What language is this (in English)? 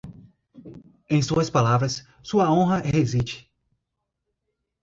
Portuguese